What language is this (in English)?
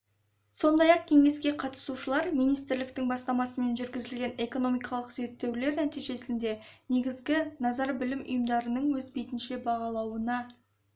Kazakh